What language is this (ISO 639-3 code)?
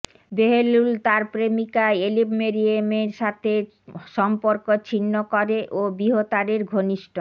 ben